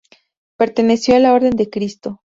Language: Spanish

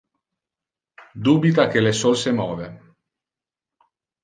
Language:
Interlingua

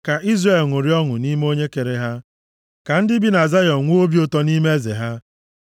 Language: Igbo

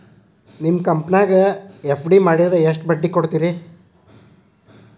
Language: Kannada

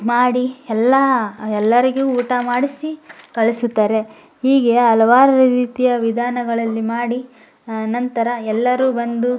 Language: Kannada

